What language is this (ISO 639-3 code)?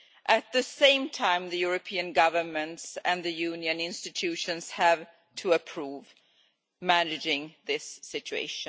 eng